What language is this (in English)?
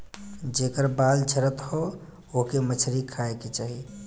Bhojpuri